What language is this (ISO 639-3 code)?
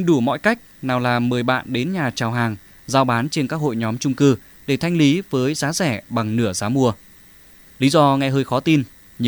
vie